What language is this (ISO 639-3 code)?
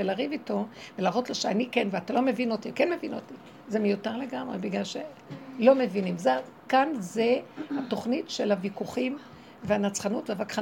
heb